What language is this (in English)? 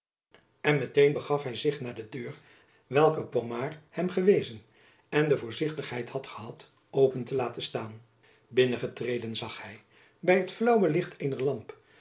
Dutch